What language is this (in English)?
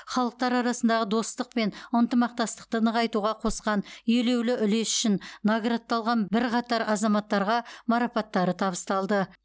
Kazakh